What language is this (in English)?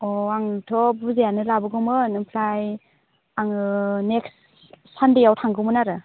Bodo